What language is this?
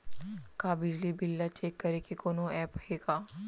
Chhattisgarhi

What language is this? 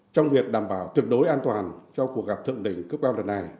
Vietnamese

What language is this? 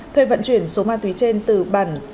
Vietnamese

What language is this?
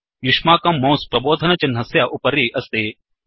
Sanskrit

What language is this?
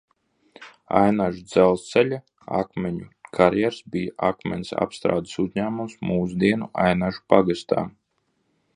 Latvian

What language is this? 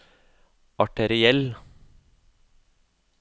Norwegian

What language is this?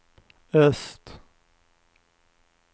Swedish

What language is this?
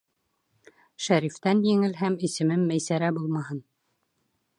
Bashkir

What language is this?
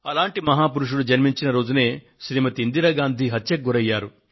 Telugu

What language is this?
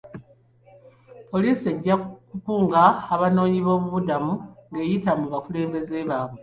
Ganda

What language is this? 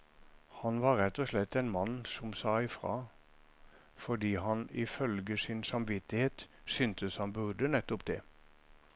Norwegian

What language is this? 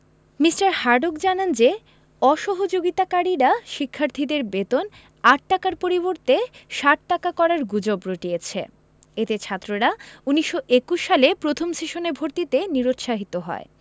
Bangla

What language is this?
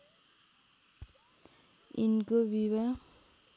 Nepali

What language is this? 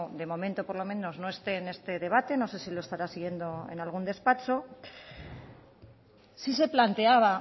Spanish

